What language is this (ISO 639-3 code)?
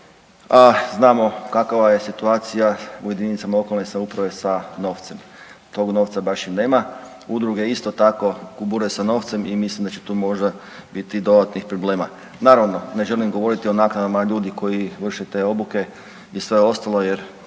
hrv